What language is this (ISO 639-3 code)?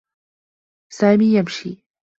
ara